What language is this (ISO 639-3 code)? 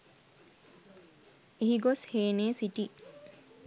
sin